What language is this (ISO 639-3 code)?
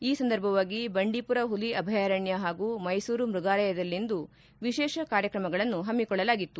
kan